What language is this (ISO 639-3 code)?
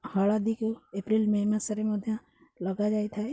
ori